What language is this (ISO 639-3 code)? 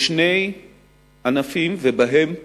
heb